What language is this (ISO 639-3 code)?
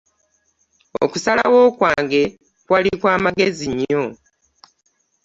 lug